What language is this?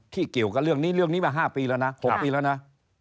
Thai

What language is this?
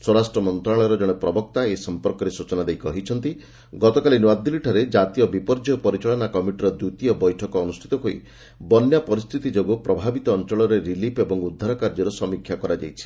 Odia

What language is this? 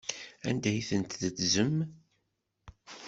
Kabyle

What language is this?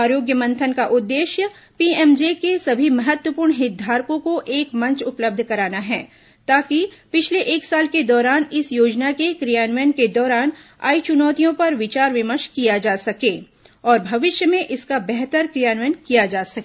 Hindi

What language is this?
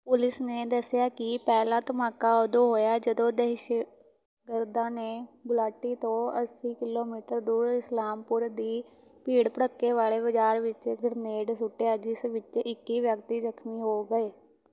Punjabi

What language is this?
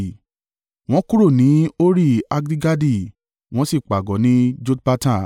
Yoruba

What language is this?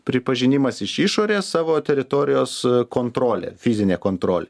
Lithuanian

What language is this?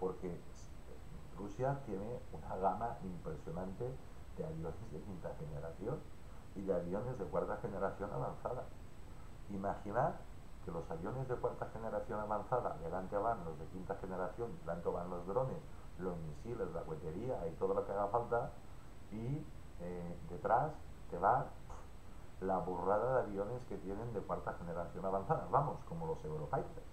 Spanish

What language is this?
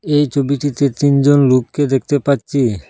Bangla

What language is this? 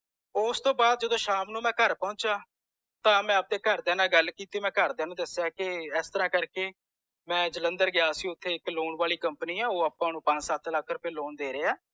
Punjabi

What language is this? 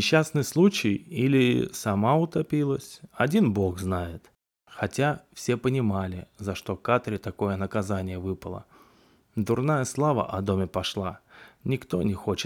Russian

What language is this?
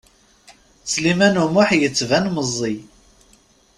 Kabyle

